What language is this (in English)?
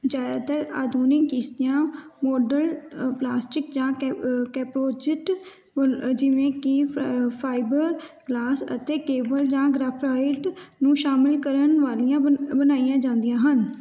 Punjabi